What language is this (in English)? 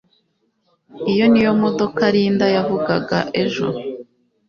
Kinyarwanda